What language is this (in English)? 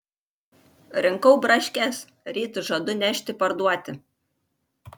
Lithuanian